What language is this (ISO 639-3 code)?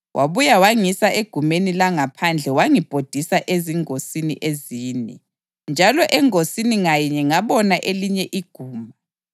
nde